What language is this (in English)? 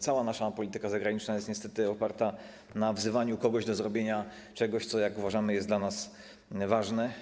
Polish